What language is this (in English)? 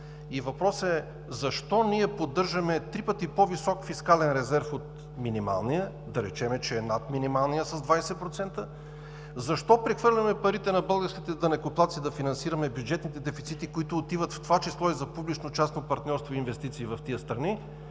Bulgarian